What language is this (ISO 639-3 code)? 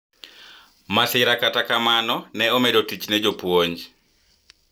luo